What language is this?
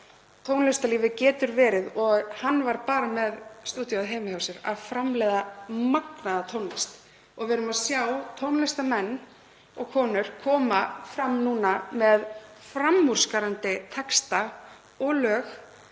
Icelandic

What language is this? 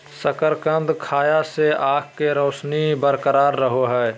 Magahi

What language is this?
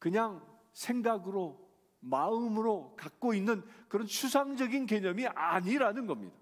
Korean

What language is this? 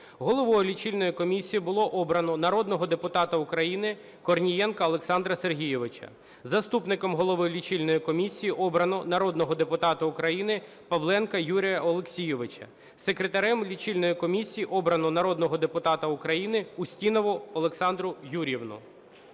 Ukrainian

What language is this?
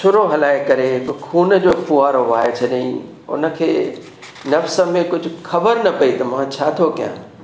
Sindhi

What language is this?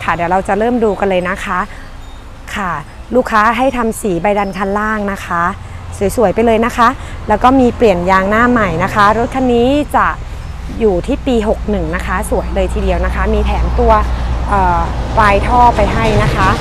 Thai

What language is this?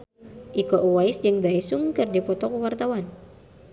Sundanese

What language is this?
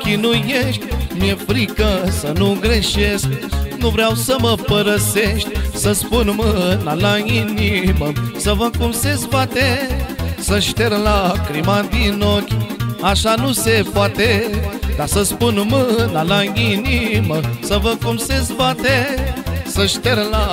Romanian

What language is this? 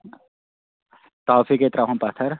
Kashmiri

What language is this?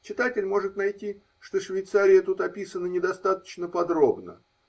Russian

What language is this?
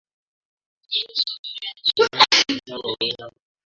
Swahili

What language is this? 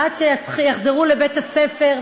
Hebrew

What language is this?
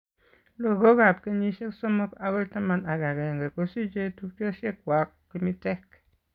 Kalenjin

